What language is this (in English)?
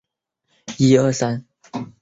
Chinese